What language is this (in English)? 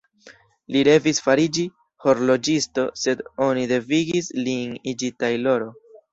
Esperanto